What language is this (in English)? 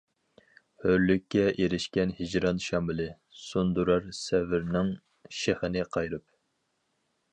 Uyghur